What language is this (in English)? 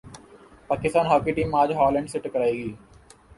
Urdu